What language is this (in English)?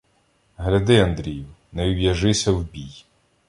Ukrainian